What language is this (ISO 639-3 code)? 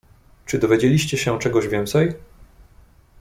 pol